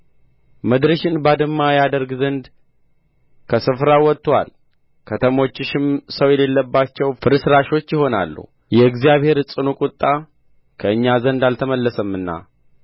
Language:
Amharic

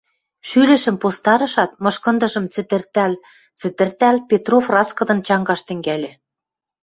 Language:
Western Mari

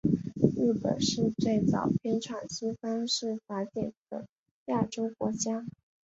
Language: Chinese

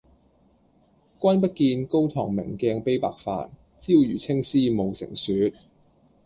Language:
Cantonese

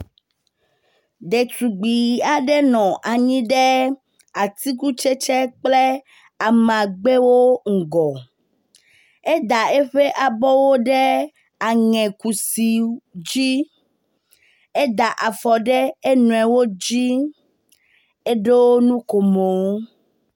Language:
Ewe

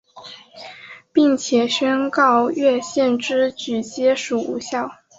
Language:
Chinese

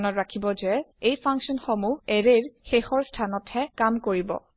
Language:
Assamese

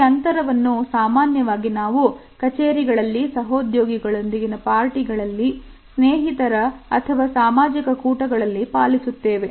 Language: Kannada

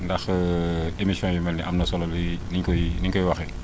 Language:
Wolof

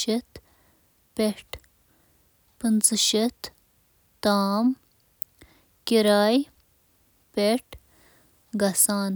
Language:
Kashmiri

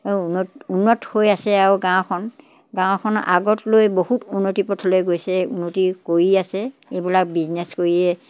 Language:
Assamese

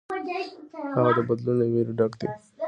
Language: Pashto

